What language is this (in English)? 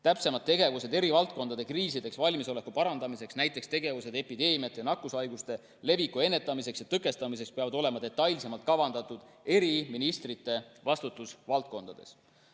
Estonian